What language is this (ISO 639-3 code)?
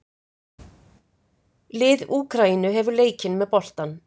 isl